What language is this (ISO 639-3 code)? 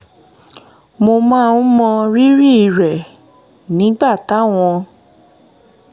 yor